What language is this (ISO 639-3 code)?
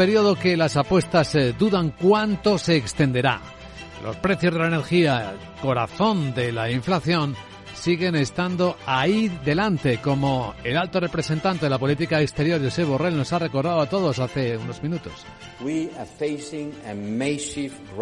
spa